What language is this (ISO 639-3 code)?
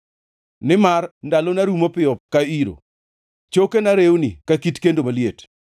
luo